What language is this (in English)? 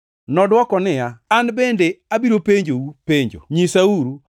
Luo (Kenya and Tanzania)